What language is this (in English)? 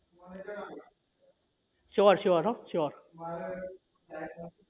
Gujarati